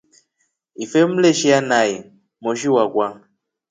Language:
Rombo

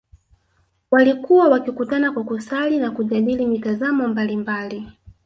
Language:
Swahili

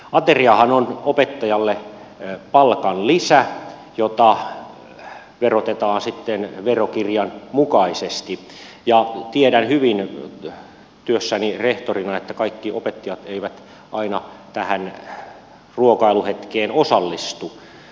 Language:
Finnish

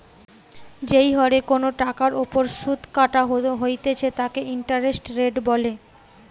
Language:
Bangla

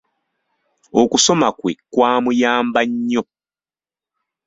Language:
Ganda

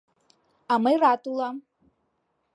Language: Mari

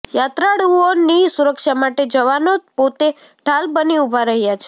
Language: Gujarati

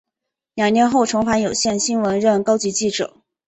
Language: Chinese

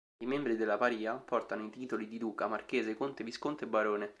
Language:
Italian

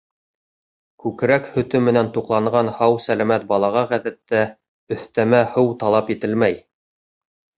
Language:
Bashkir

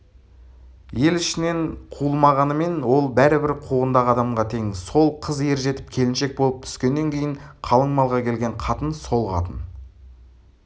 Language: Kazakh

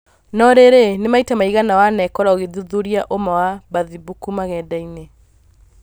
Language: Kikuyu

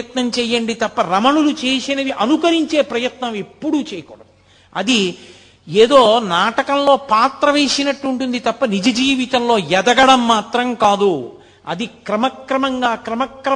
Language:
Telugu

